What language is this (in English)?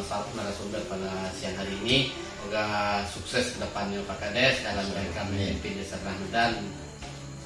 Indonesian